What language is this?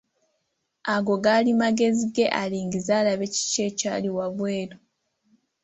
Ganda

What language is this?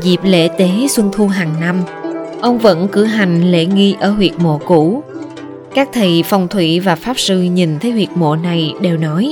Vietnamese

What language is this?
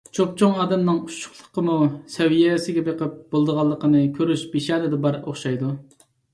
Uyghur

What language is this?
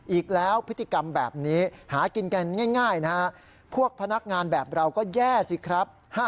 Thai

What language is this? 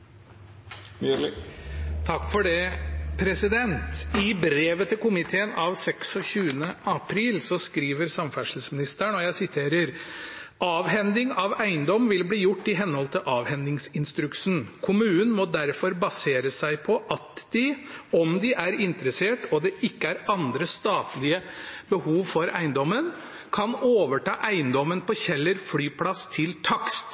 Norwegian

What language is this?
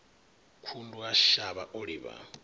Venda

